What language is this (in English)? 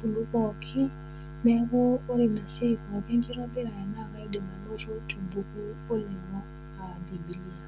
Masai